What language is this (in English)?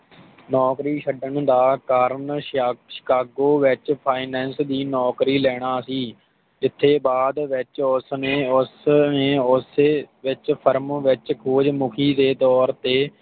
Punjabi